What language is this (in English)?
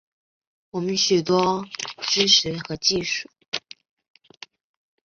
Chinese